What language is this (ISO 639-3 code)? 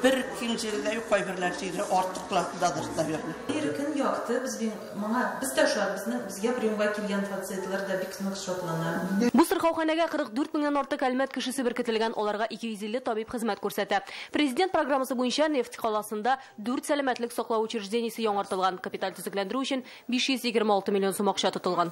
rus